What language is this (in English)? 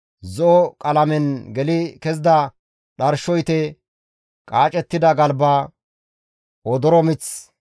Gamo